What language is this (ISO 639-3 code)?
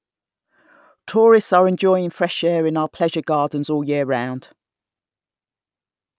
eng